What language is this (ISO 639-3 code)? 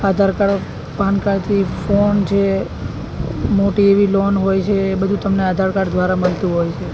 guj